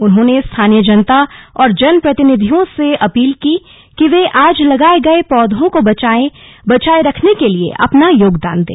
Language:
Hindi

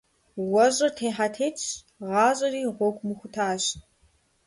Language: Kabardian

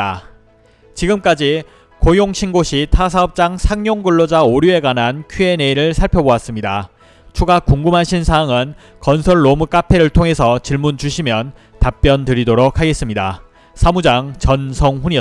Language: Korean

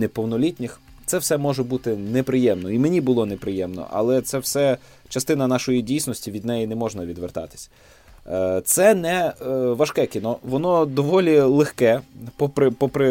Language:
Ukrainian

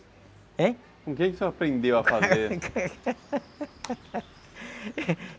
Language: Portuguese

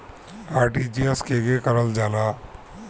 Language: Bhojpuri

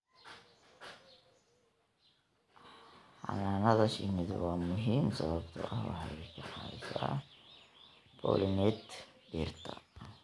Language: Somali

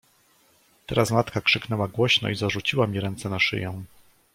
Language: Polish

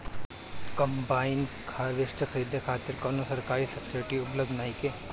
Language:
Bhojpuri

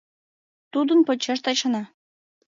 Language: Mari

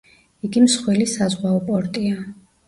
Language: Georgian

